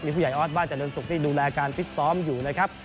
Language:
Thai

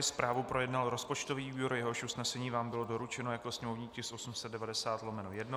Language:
Czech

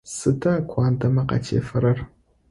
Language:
Adyghe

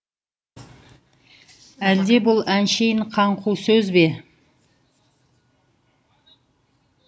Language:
Kazakh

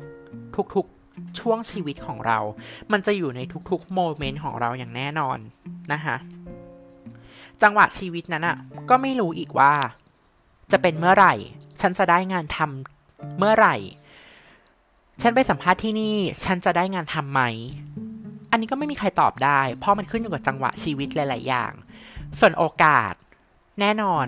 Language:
Thai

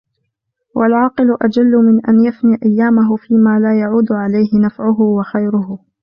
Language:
Arabic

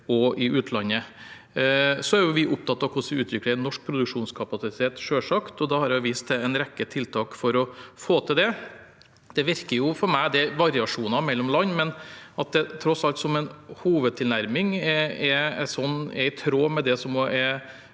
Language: Norwegian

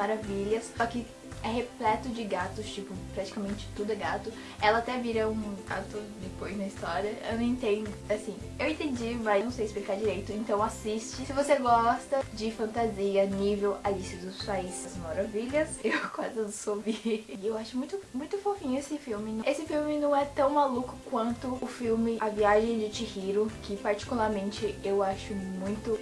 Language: Portuguese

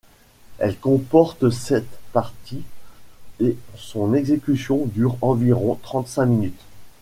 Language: French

